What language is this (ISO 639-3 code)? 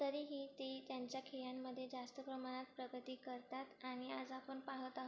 mar